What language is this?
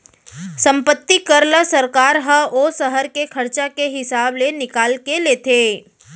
Chhattisgarhi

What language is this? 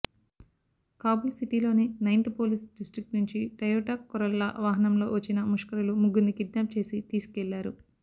Telugu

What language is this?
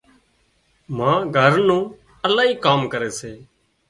Wadiyara Koli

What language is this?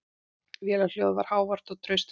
Icelandic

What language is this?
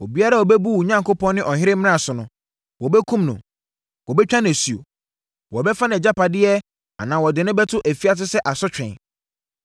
Akan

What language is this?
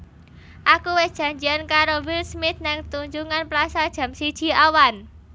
Javanese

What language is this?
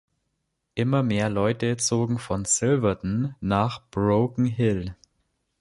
German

